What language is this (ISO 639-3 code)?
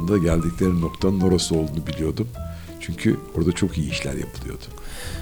tur